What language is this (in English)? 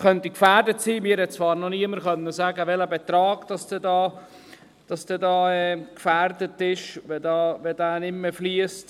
Swiss German